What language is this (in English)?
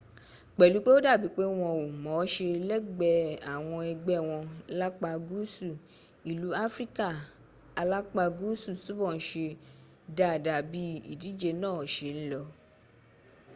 Yoruba